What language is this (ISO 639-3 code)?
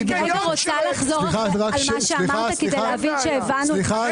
heb